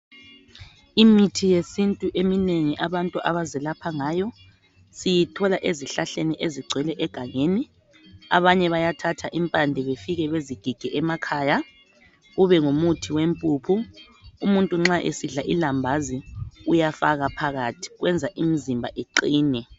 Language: North Ndebele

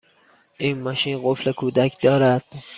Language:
Persian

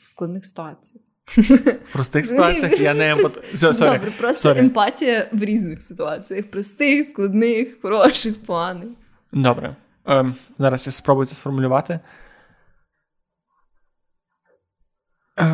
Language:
Ukrainian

